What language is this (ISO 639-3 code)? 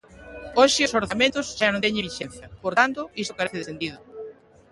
glg